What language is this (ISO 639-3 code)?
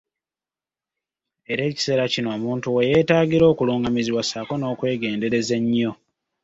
lug